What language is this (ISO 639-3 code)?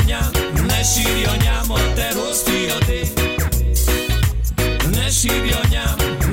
hun